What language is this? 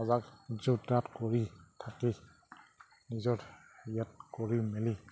Assamese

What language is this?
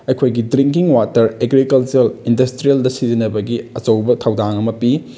Manipuri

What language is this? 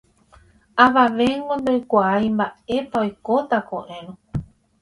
Guarani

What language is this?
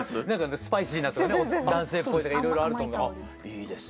Japanese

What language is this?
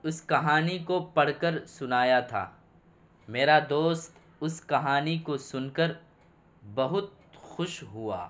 Urdu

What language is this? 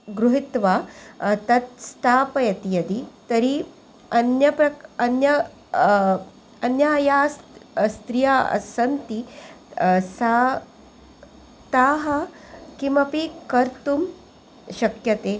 Sanskrit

